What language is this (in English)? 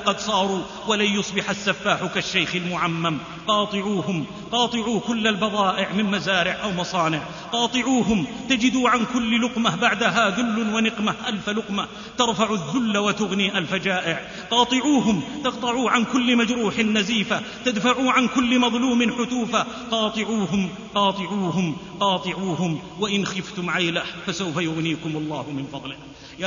Arabic